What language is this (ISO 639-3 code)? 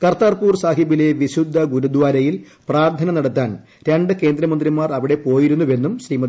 mal